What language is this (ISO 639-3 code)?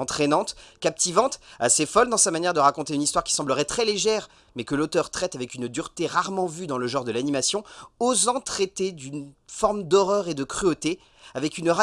fra